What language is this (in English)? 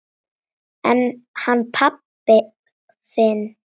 Icelandic